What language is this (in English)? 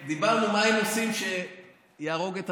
Hebrew